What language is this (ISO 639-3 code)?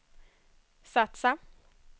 swe